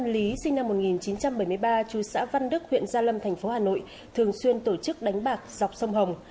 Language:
Vietnamese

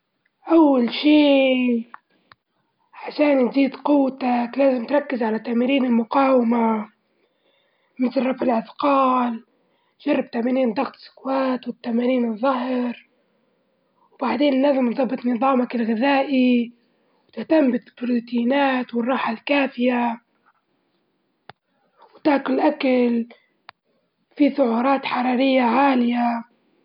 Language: Libyan Arabic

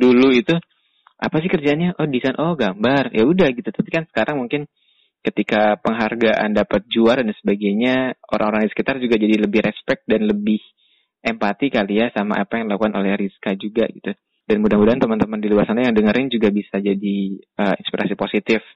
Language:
Indonesian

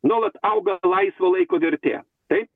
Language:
Lithuanian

